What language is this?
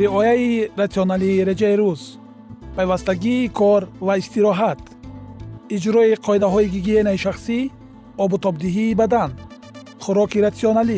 Persian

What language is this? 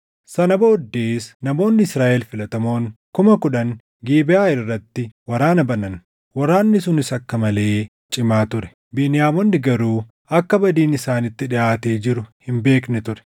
Oromo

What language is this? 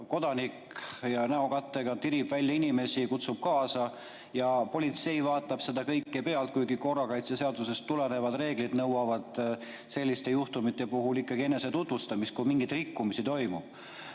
Estonian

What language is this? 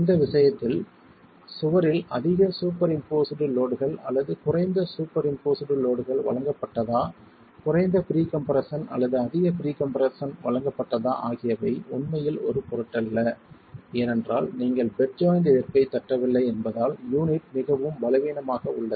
Tamil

